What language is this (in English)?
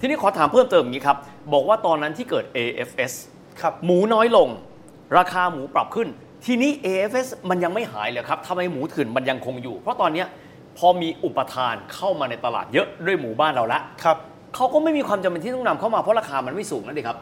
Thai